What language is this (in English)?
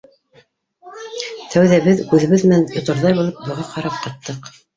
Bashkir